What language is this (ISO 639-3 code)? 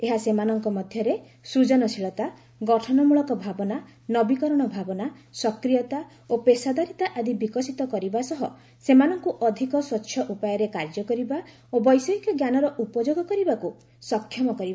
ori